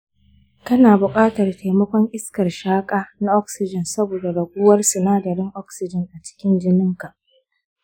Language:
Hausa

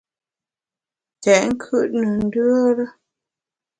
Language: Bamun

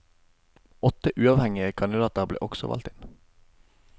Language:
Norwegian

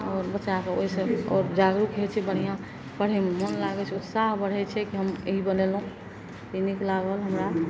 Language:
Maithili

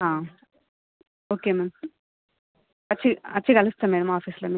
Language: Telugu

